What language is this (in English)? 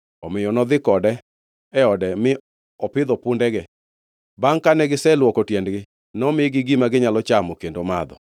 Luo (Kenya and Tanzania)